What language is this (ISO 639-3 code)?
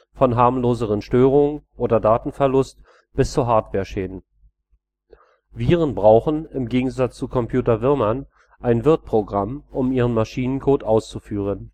deu